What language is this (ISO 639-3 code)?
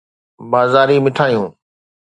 snd